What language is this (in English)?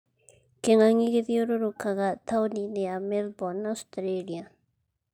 Kikuyu